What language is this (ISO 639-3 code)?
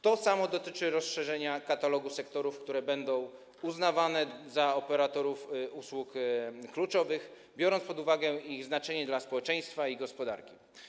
pol